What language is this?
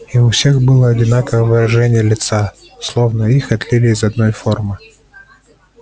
Russian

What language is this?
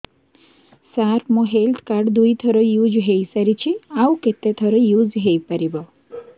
Odia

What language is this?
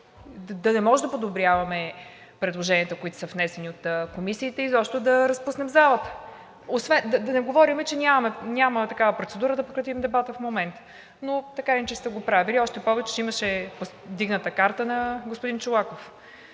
Bulgarian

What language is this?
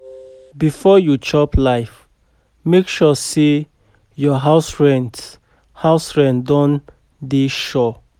Nigerian Pidgin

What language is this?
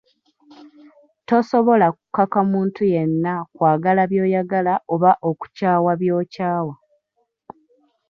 Ganda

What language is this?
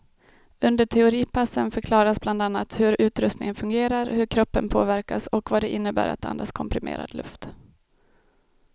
Swedish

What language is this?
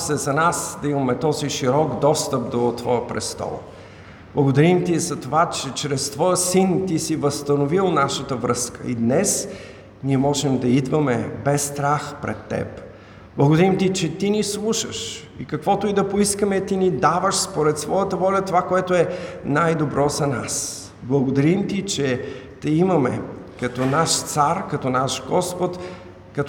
Bulgarian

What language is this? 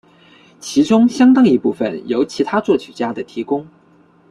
Chinese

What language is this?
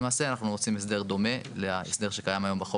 Hebrew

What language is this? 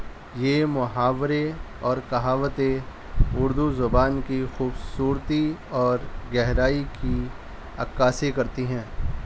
Urdu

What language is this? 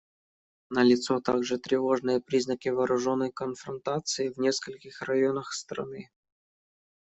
Russian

